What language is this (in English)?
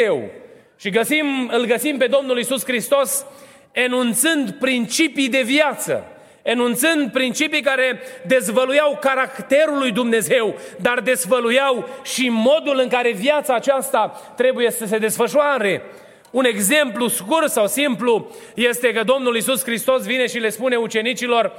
Romanian